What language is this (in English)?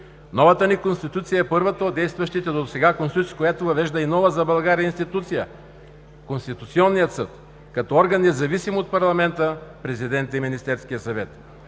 Bulgarian